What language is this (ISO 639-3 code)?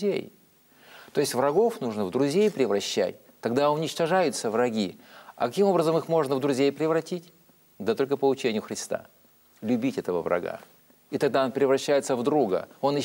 rus